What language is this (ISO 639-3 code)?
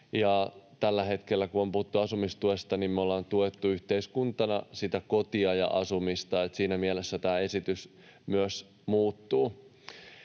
fin